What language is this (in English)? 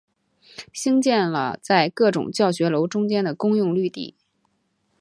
Chinese